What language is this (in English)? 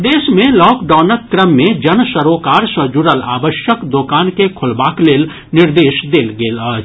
Maithili